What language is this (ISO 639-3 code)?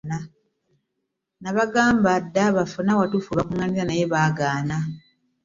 lug